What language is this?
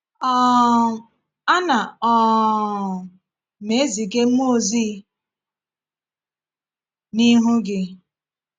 Igbo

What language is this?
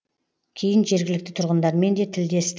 Kazakh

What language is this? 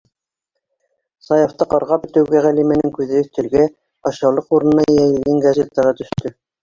Bashkir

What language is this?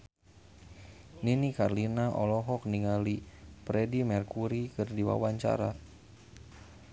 Sundanese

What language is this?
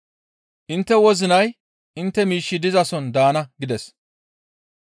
Gamo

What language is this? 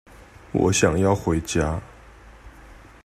Chinese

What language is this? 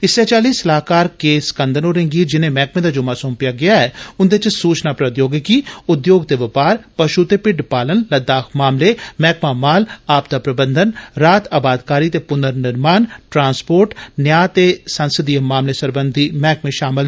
Dogri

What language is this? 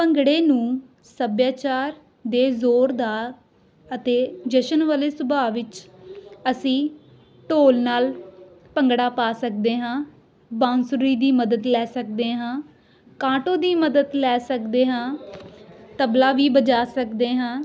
Punjabi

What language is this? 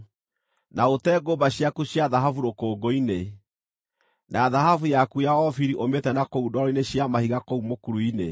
Kikuyu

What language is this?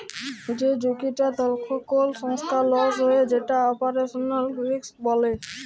Bangla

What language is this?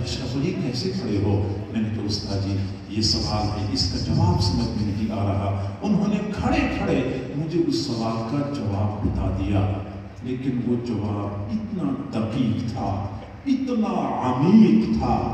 Romanian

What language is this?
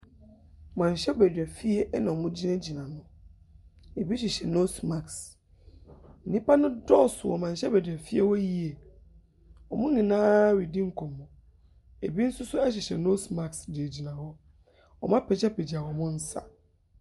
Akan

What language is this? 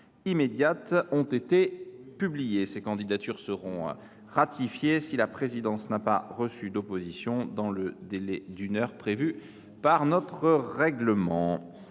French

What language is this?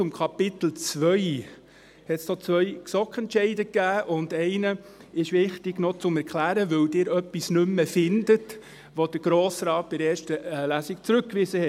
Swiss German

